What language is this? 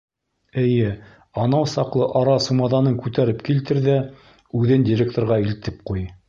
Bashkir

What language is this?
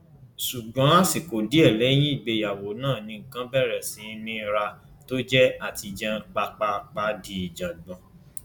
Yoruba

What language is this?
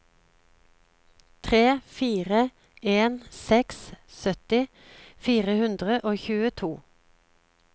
Norwegian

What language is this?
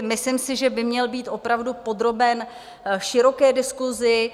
Czech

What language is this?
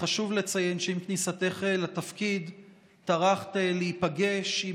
Hebrew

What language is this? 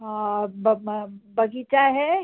Hindi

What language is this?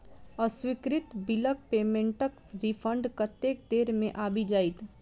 Maithili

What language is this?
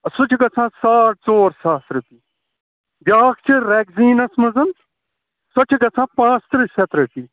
Kashmiri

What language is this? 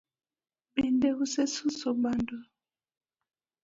Luo (Kenya and Tanzania)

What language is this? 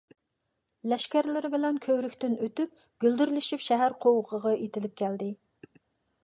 Uyghur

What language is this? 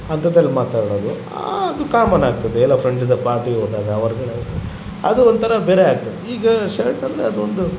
Kannada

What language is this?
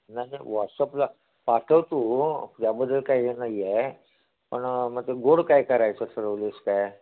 Marathi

